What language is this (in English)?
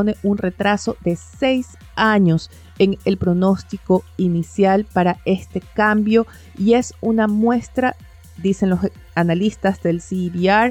Spanish